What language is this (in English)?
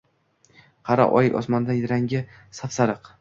Uzbek